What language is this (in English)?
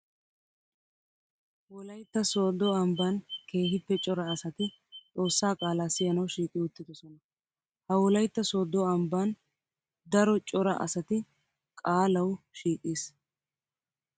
Wolaytta